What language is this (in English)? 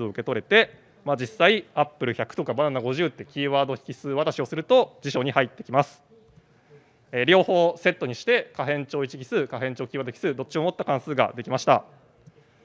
Japanese